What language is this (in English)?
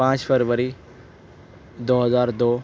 Urdu